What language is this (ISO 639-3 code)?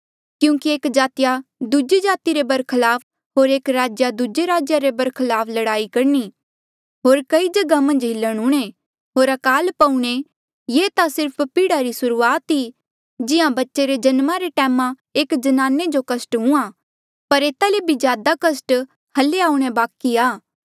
mjl